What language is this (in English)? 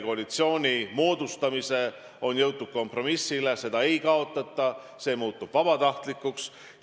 Estonian